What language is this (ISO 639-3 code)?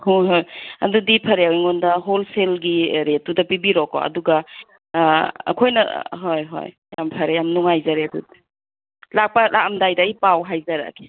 mni